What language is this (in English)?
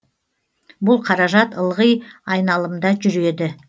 Kazakh